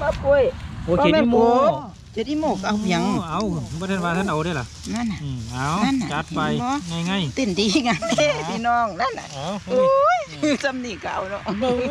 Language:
Thai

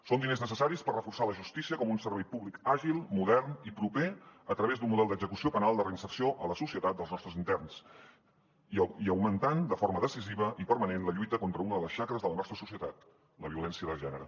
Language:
Catalan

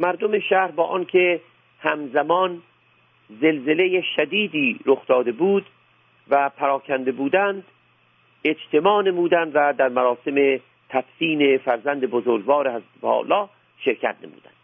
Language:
Persian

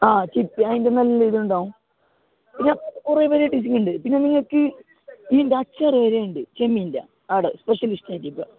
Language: Malayalam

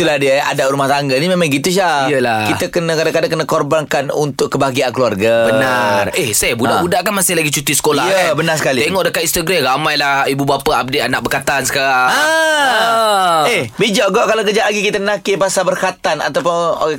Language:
Malay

